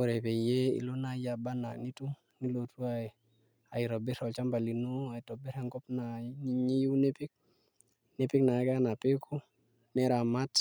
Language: Masai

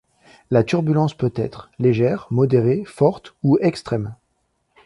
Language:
French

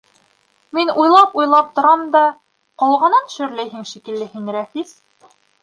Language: Bashkir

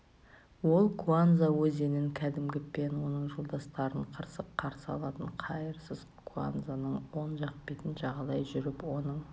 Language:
Kazakh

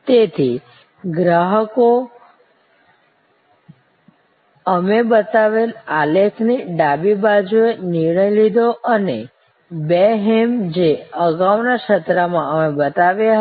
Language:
Gujarati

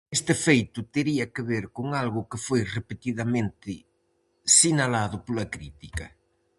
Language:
Galician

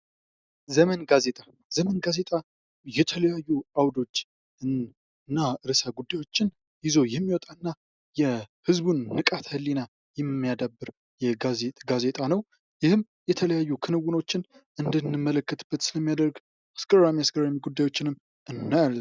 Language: Amharic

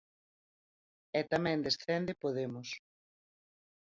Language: Galician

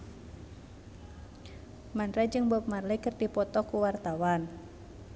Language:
Sundanese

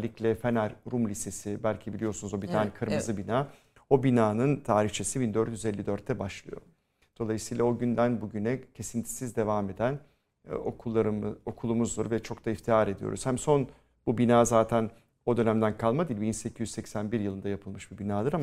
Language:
Turkish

